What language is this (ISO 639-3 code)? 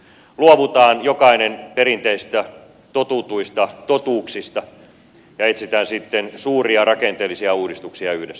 fin